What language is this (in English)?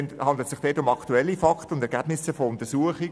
Swiss German